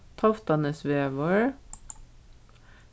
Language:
Faroese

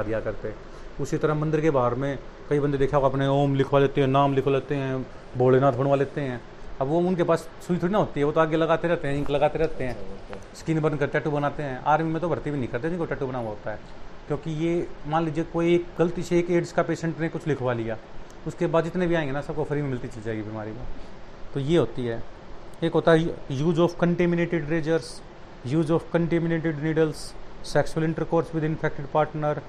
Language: Hindi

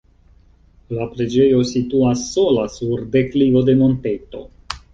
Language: Esperanto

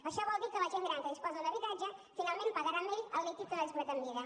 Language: Catalan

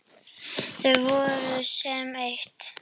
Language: Icelandic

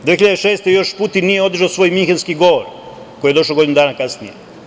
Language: Serbian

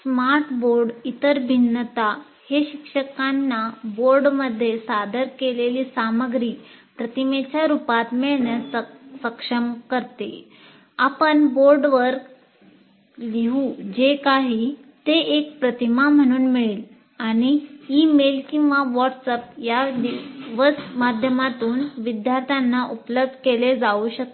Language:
Marathi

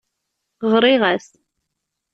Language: Kabyle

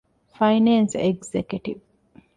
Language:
Divehi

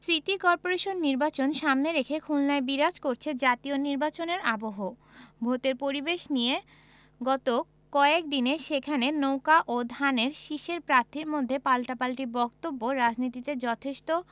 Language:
Bangla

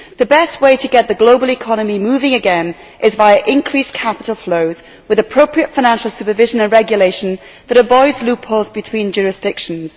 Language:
English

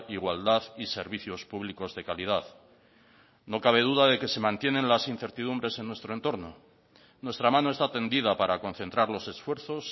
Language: Spanish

